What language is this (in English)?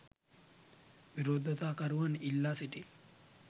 Sinhala